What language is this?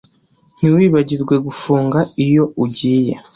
Kinyarwanda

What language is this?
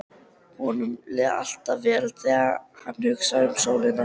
Icelandic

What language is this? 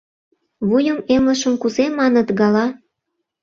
Mari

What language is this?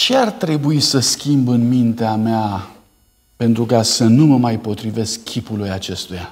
Romanian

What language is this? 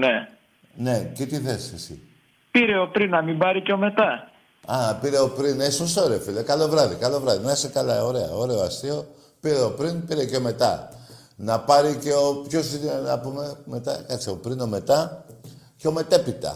Greek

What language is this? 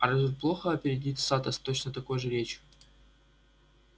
Russian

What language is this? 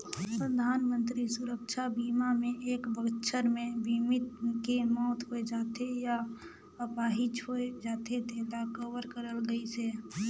Chhattisgarhi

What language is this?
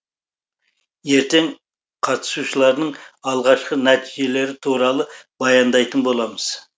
Kazakh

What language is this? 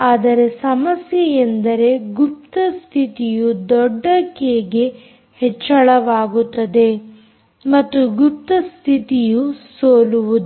Kannada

